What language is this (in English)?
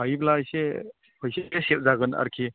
Bodo